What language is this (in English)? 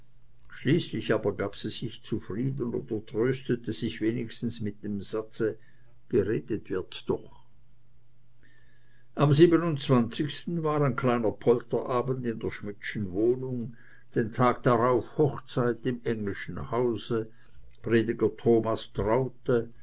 German